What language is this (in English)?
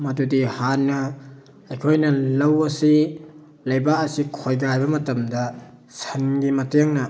Manipuri